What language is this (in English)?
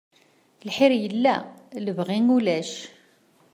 Kabyle